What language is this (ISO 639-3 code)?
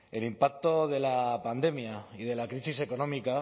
spa